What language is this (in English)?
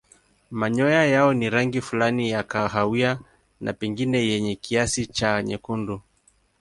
Swahili